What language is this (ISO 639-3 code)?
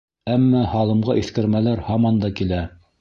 bak